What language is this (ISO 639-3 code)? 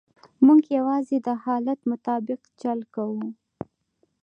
pus